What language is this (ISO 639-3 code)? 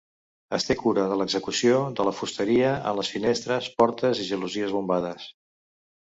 cat